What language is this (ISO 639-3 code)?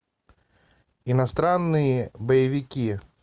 rus